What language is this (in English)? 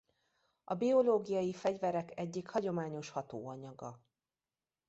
Hungarian